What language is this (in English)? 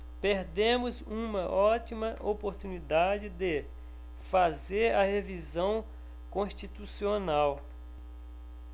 Portuguese